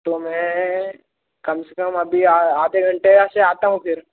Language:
Hindi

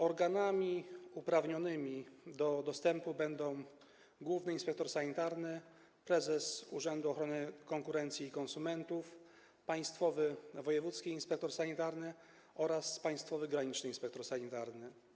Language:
Polish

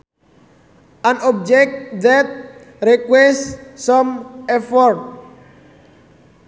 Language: Sundanese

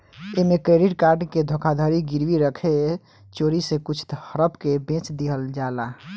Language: Bhojpuri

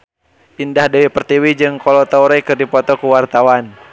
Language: Sundanese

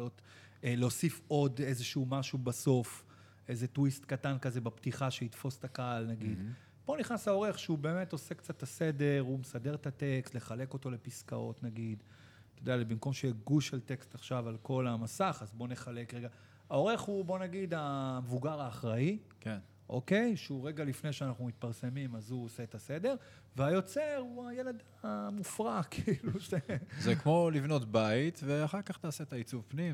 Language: Hebrew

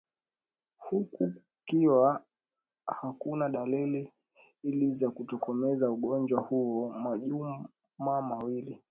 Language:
Swahili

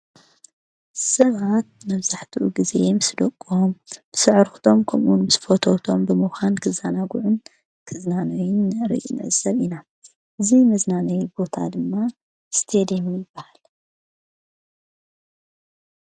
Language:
Tigrinya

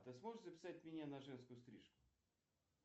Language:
Russian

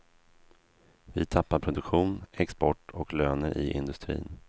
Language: Swedish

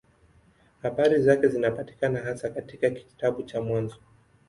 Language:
Swahili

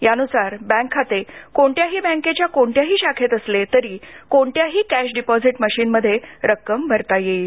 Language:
Marathi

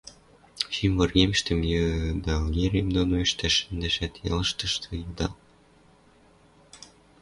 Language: Western Mari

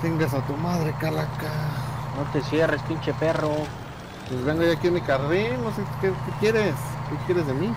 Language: Spanish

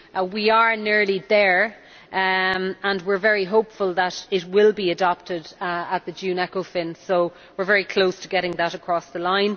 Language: English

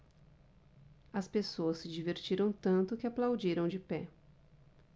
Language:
Portuguese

